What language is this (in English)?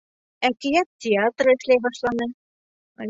Bashkir